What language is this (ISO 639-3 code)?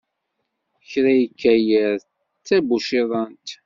kab